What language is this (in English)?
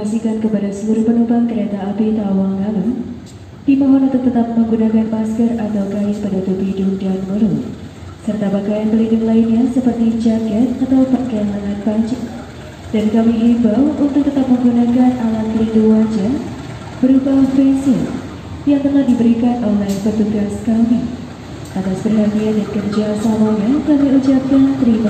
Indonesian